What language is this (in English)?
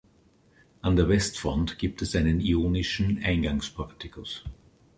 German